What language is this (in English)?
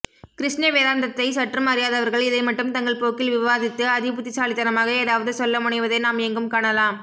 Tamil